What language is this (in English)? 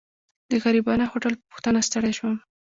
Pashto